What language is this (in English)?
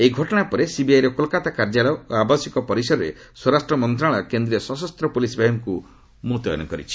Odia